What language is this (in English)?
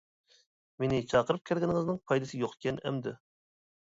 Uyghur